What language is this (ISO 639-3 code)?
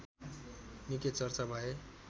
nep